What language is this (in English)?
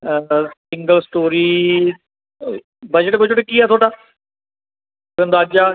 Punjabi